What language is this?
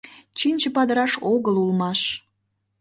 Mari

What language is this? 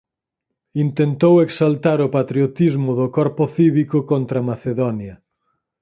Galician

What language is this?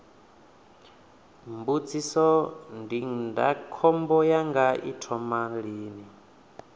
Venda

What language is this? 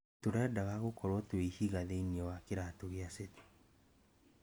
Kikuyu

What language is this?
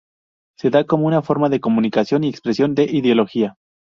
Spanish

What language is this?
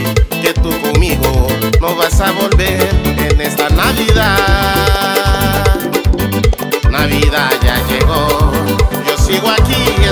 Portuguese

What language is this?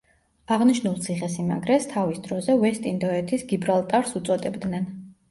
Georgian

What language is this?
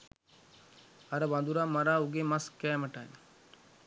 Sinhala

